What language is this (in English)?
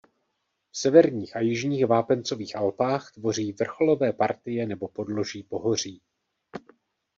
Czech